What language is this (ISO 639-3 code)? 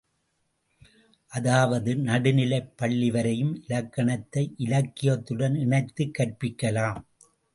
tam